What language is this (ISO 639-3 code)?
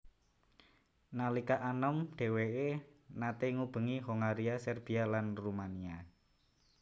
jav